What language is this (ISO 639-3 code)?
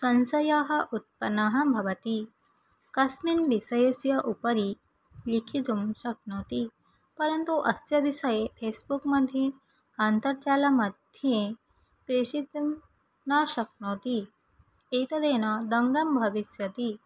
san